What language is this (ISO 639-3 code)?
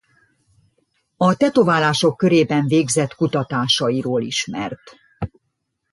hun